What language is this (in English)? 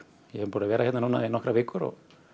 Icelandic